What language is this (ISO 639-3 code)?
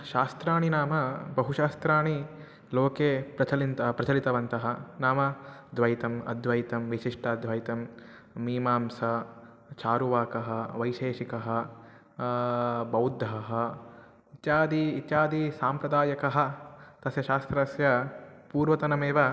san